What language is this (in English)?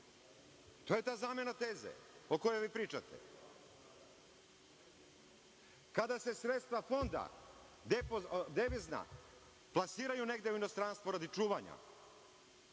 Serbian